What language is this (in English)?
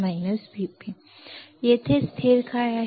Marathi